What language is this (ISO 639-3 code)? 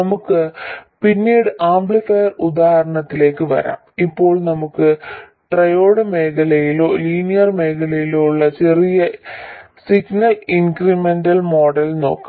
mal